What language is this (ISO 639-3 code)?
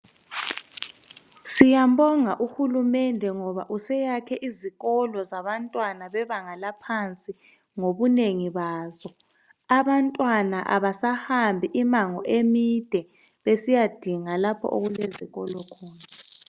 nde